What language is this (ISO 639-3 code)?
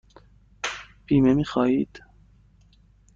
fas